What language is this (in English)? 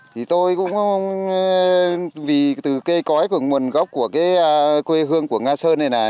Vietnamese